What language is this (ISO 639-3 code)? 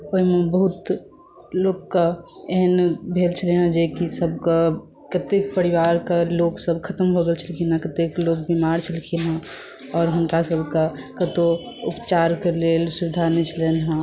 mai